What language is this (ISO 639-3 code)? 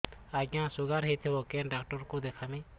ori